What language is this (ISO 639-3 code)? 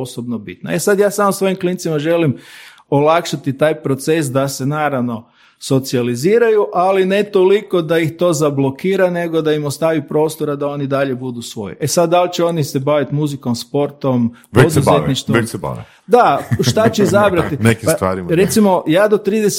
hrv